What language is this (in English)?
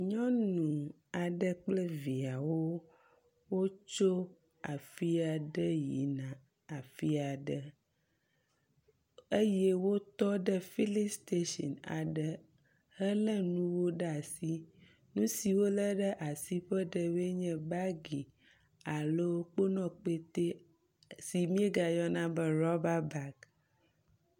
Ewe